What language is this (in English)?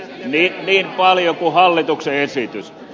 Finnish